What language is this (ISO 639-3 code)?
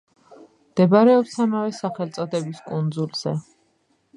kat